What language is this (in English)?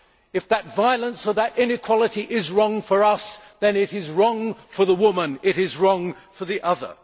English